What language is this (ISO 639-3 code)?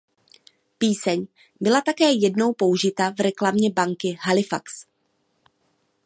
ces